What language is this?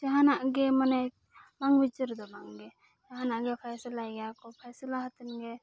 Santali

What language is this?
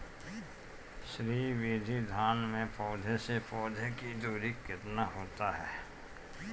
Bhojpuri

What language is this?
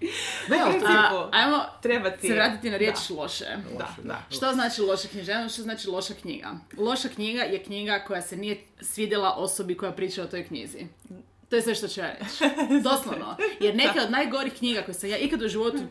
Croatian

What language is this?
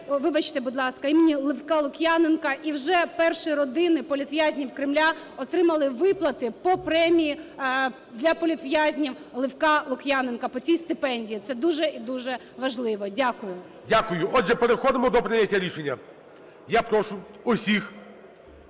Ukrainian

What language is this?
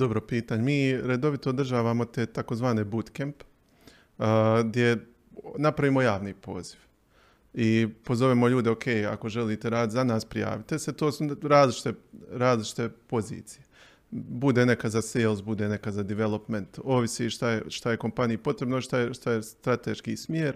Croatian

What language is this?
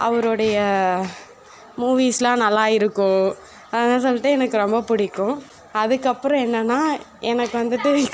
Tamil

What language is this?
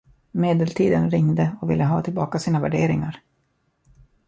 Swedish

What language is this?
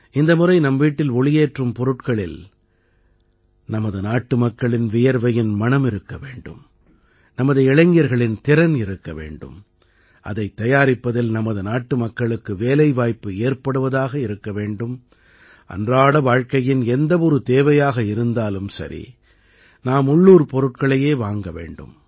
Tamil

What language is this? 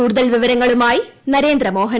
Malayalam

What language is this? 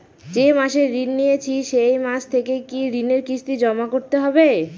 Bangla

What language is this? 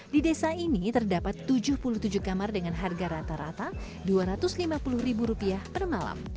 Indonesian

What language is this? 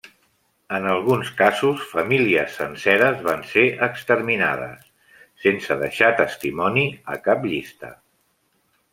Catalan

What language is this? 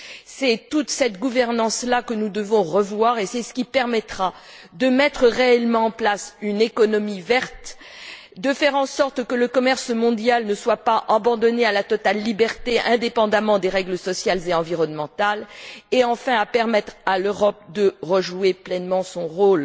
French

